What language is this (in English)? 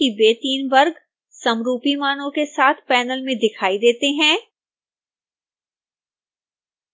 Hindi